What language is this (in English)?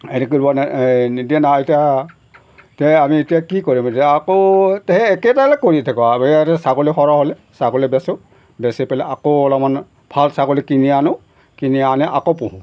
Assamese